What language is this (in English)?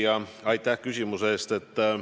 Estonian